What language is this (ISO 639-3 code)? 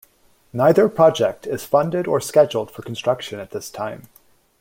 eng